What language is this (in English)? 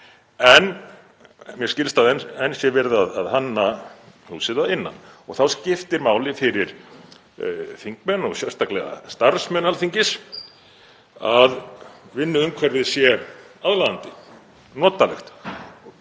Icelandic